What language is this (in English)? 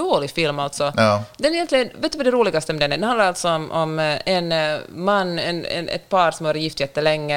Swedish